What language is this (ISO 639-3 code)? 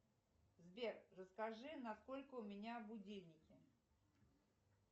rus